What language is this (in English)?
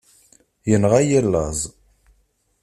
Kabyle